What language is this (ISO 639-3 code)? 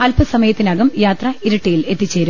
mal